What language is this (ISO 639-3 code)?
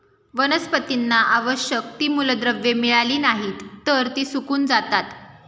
mar